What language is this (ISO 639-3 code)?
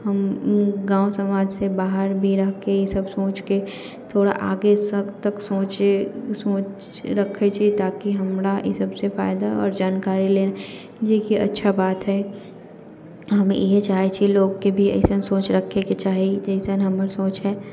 mai